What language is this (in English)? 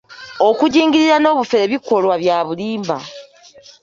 Ganda